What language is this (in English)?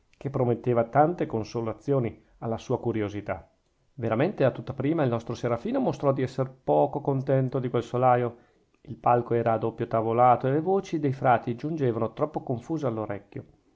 Italian